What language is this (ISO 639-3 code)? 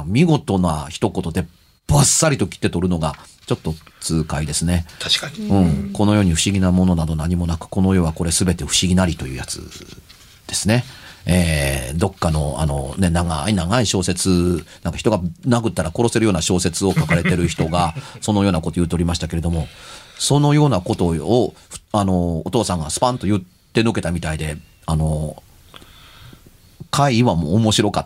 jpn